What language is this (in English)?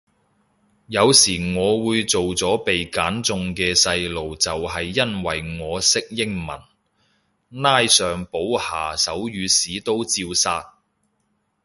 Cantonese